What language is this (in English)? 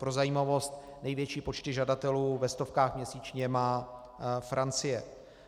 Czech